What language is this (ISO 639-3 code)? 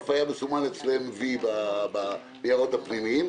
heb